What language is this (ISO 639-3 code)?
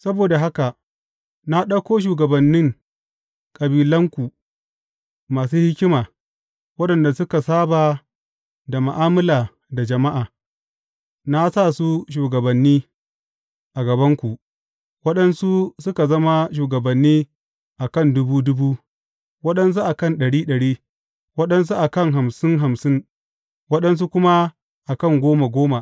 hau